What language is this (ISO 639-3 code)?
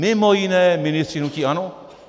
ces